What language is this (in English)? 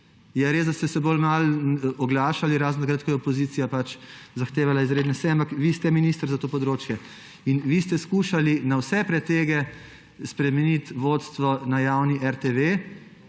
Slovenian